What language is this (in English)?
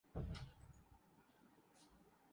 Urdu